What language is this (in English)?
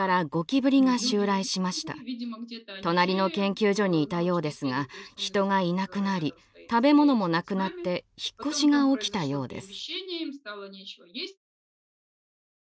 Japanese